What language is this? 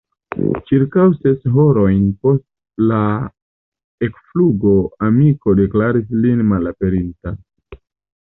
Esperanto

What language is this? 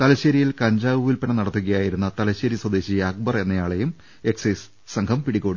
Malayalam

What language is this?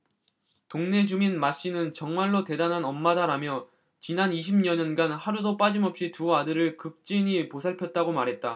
Korean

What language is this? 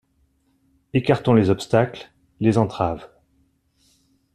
French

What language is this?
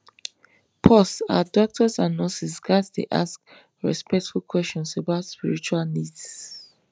Nigerian Pidgin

